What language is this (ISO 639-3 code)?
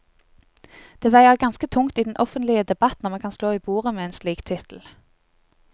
nor